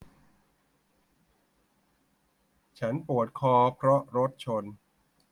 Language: Thai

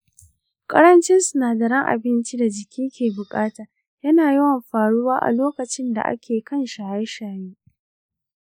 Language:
Hausa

